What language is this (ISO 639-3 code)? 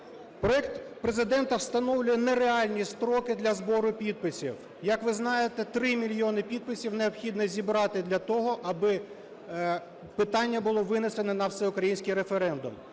ukr